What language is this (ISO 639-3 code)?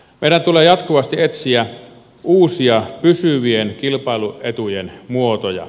fin